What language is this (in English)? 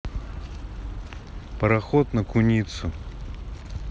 Russian